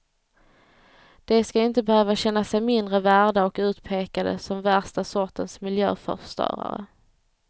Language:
Swedish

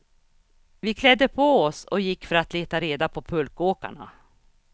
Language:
Swedish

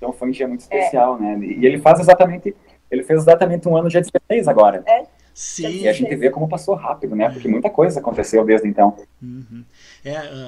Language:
Portuguese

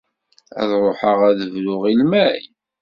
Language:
Kabyle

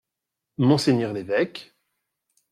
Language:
French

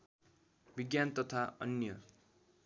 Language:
Nepali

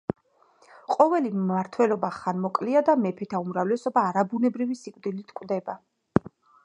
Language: Georgian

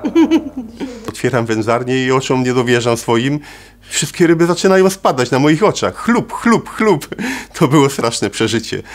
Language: Polish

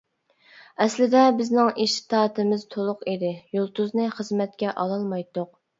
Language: Uyghur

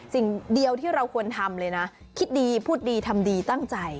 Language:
Thai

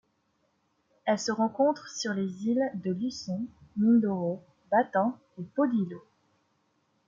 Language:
French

